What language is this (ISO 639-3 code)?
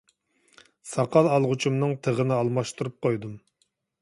uig